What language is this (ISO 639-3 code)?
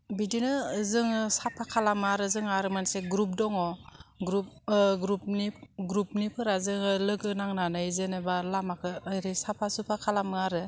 brx